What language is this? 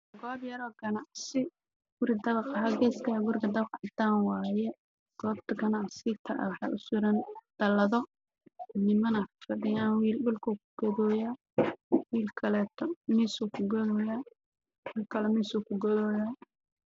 Somali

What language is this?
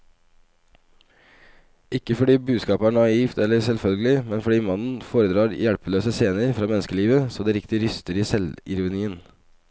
Norwegian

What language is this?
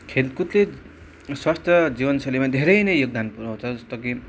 Nepali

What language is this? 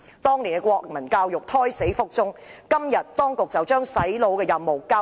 Cantonese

